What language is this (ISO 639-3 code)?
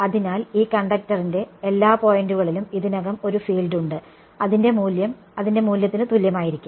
mal